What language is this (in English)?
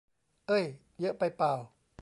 Thai